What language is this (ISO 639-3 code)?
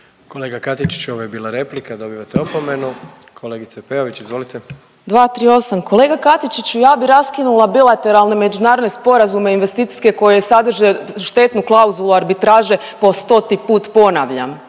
hrv